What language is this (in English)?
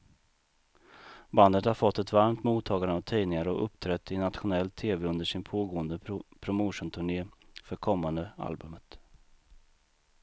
Swedish